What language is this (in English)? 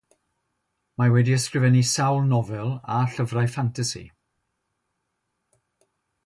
Welsh